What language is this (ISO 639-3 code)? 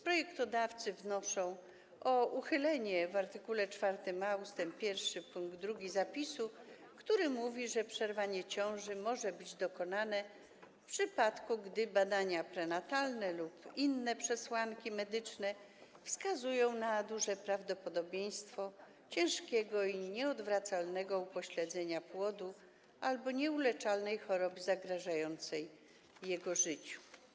pol